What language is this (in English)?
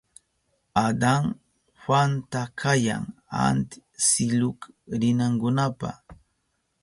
Southern Pastaza Quechua